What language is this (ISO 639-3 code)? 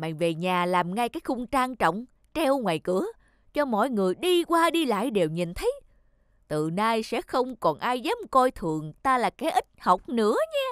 vie